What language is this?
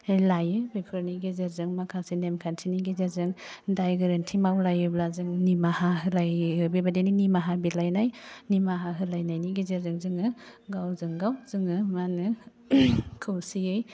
Bodo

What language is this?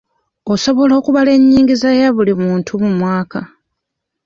Ganda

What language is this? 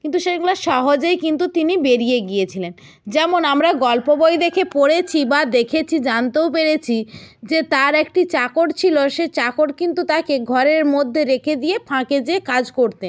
Bangla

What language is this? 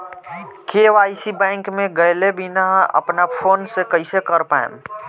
Bhojpuri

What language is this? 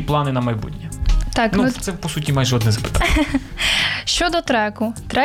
Ukrainian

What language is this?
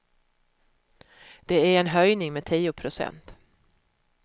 Swedish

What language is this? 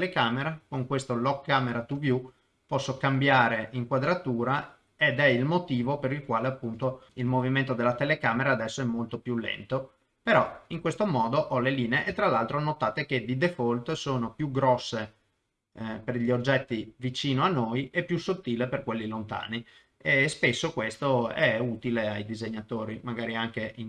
Italian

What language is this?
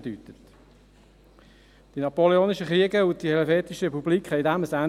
Swiss German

